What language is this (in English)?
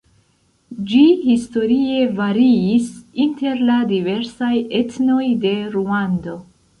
Esperanto